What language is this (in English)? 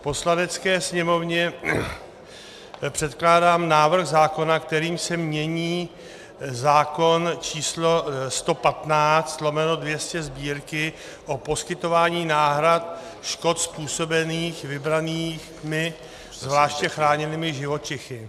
Czech